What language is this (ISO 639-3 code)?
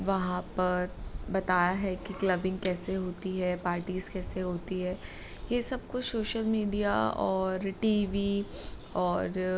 hin